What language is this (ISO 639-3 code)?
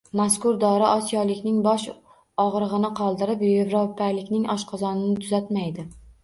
uzb